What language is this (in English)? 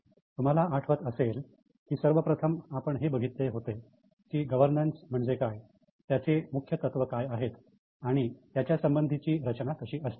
Marathi